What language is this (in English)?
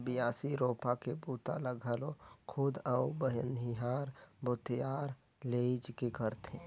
Chhattisgarhi